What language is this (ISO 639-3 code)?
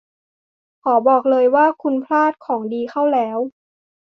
tha